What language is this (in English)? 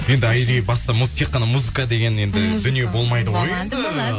Kazakh